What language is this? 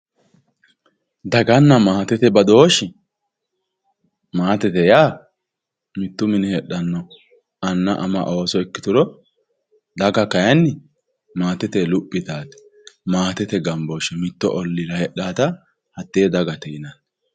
Sidamo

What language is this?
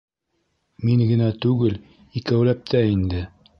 Bashkir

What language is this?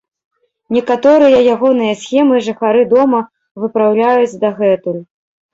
Belarusian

